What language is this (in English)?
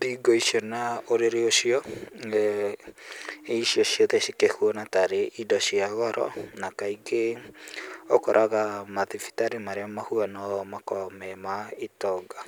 Kikuyu